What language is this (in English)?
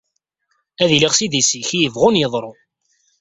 Kabyle